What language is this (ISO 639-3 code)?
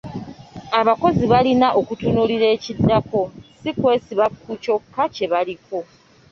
lug